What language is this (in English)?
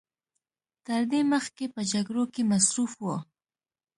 Pashto